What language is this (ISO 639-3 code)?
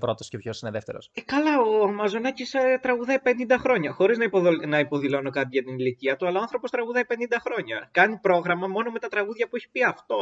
ell